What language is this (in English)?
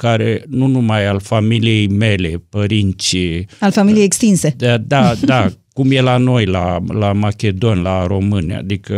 Romanian